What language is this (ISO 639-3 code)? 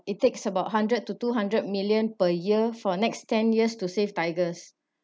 eng